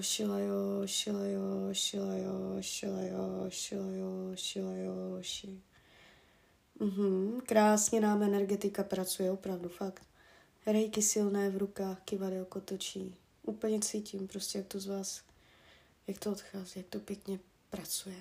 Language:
Czech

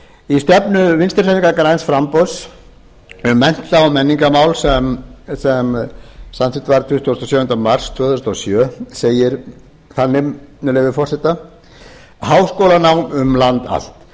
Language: Icelandic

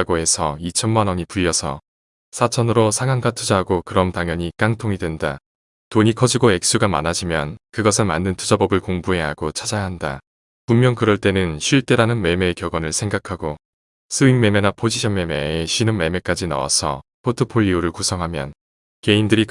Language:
Korean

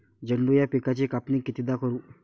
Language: Marathi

